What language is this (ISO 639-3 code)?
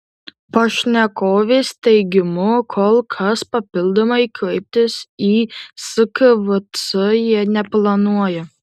lit